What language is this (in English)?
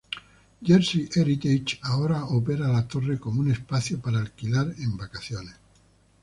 Spanish